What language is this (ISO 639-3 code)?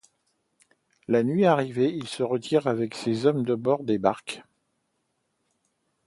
fra